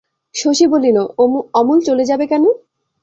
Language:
Bangla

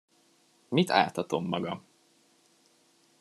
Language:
Hungarian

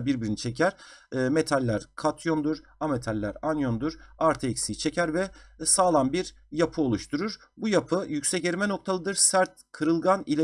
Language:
Turkish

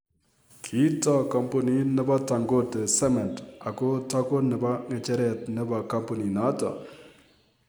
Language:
Kalenjin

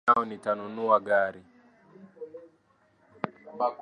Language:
Swahili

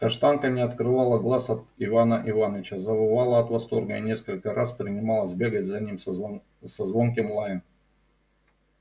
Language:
Russian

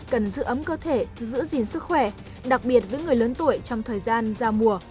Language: Vietnamese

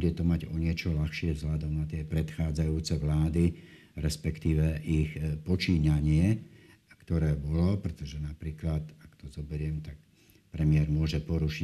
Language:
Slovak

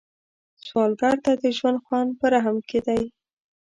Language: Pashto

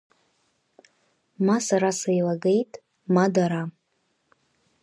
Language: Abkhazian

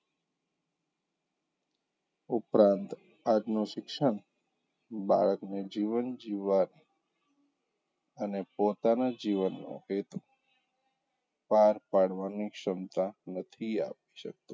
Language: Gujarati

